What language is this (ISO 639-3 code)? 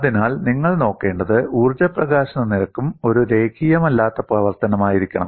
mal